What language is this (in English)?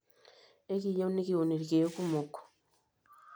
Masai